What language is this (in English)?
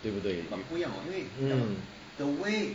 English